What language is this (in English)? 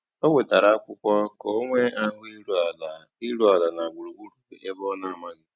Igbo